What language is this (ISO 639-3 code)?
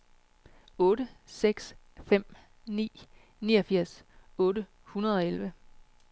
dan